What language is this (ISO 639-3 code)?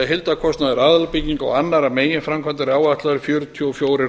isl